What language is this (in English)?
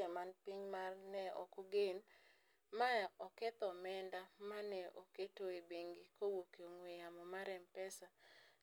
Luo (Kenya and Tanzania)